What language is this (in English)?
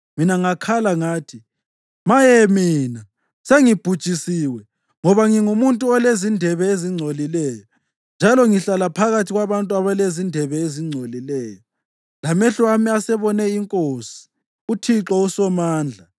North Ndebele